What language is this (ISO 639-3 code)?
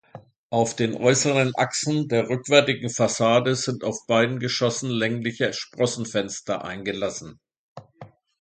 deu